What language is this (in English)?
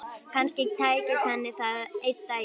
Icelandic